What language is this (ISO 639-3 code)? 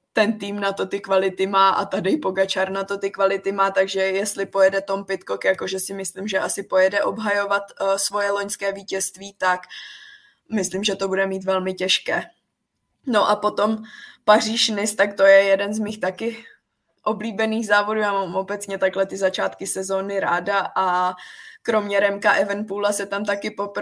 ces